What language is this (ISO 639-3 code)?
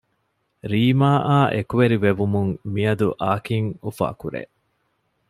div